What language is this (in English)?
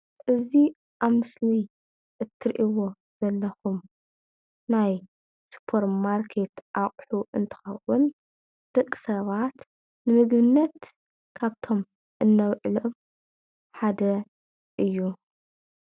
Tigrinya